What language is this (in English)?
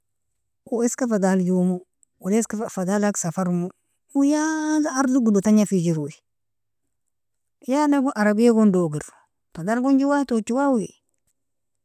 Nobiin